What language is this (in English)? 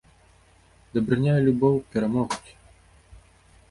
Belarusian